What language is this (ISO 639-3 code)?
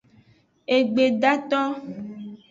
ajg